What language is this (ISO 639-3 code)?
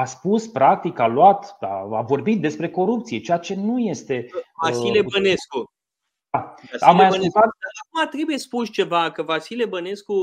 ron